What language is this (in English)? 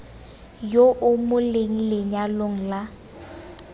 Tswana